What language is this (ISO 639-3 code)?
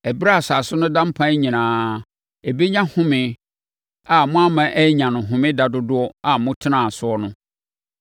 aka